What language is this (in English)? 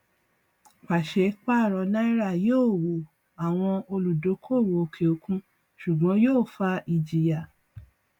Yoruba